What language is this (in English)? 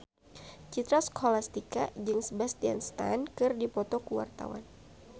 Sundanese